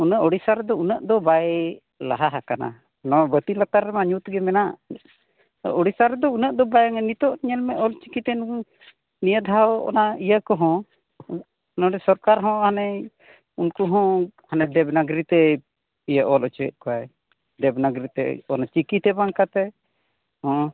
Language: Santali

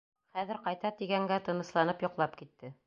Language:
Bashkir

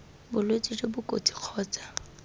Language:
Tswana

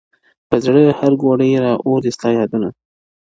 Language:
Pashto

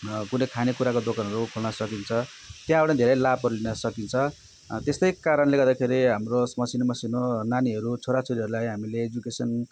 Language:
Nepali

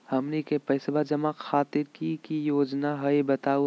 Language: Magahi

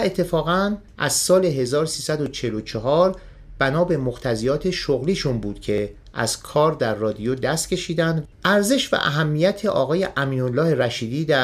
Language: Persian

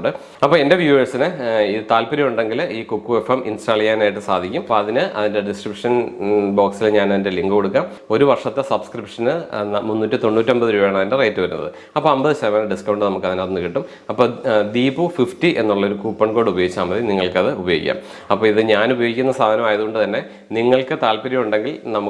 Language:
English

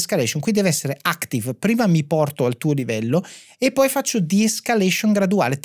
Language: Italian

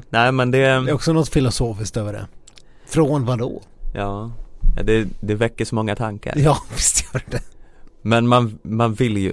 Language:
Swedish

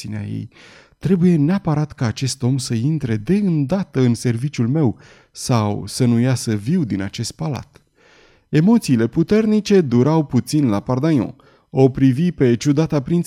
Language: Romanian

